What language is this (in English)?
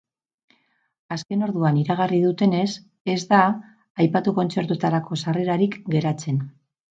Basque